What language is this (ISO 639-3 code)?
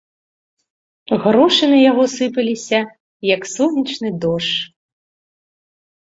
bel